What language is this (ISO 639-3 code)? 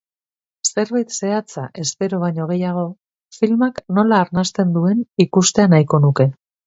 eus